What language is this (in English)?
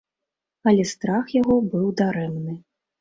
Belarusian